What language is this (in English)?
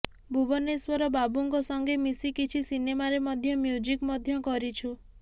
Odia